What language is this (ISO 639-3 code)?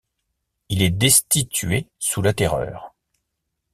fra